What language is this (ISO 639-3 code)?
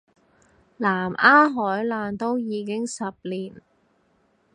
yue